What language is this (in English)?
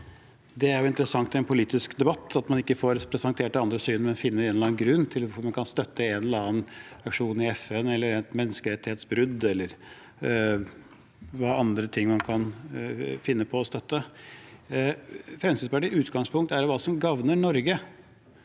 Norwegian